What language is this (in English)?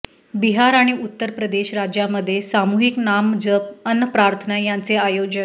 Marathi